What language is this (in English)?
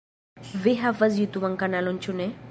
Esperanto